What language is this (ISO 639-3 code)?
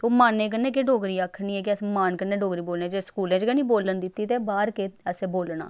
doi